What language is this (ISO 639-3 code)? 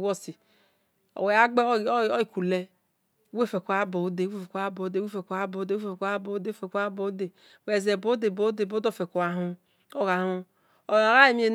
ish